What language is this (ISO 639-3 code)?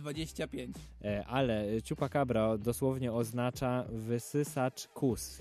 pol